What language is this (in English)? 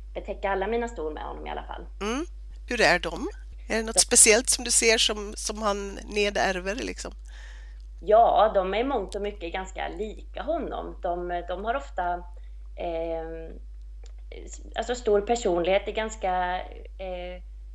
Swedish